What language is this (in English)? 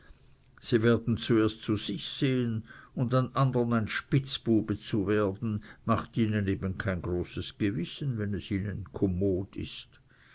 German